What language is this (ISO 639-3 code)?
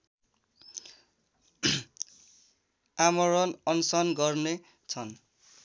nep